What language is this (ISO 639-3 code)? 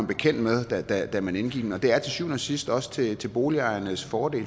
dan